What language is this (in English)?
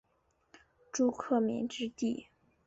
Chinese